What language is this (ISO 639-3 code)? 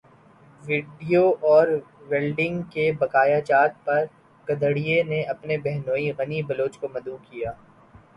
urd